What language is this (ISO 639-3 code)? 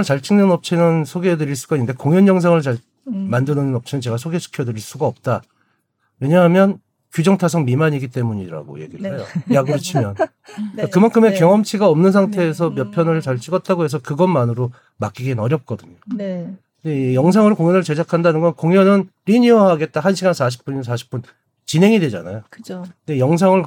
kor